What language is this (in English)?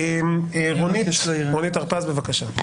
Hebrew